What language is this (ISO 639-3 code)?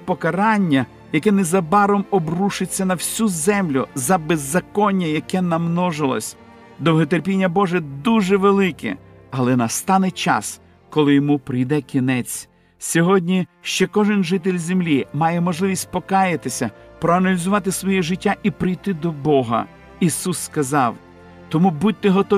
ukr